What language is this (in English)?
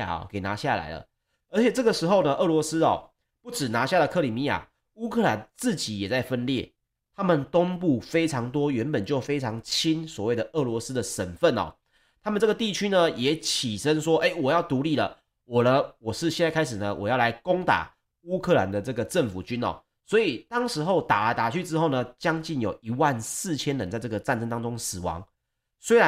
Chinese